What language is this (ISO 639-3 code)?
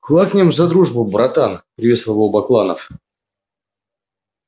rus